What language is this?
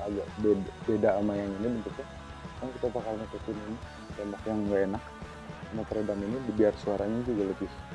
Indonesian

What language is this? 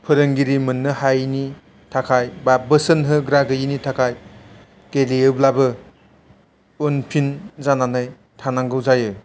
Bodo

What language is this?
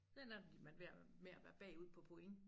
Danish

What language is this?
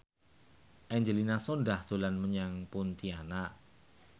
Javanese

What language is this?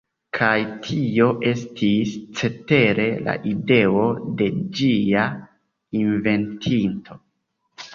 Esperanto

